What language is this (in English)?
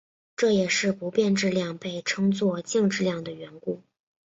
Chinese